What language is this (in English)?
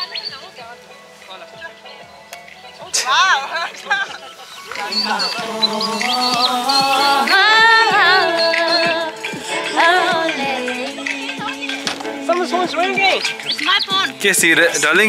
Romanian